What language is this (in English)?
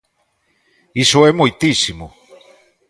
Galician